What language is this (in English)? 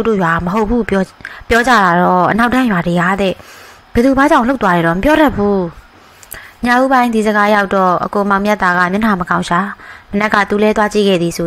Thai